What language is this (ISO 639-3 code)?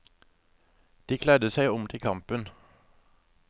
nor